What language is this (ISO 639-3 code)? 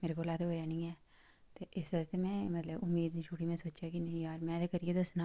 doi